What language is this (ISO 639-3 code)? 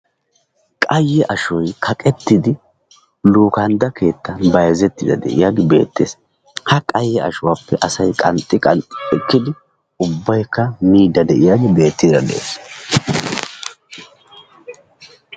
wal